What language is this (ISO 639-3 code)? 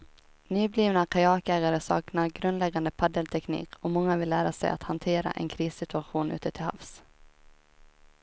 swe